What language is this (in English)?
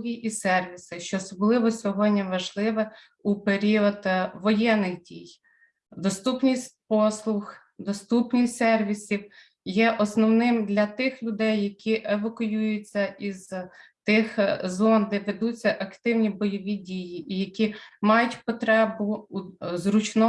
Ukrainian